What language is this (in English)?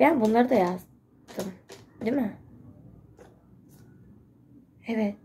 Turkish